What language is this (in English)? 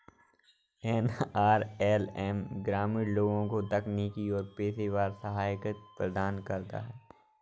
Hindi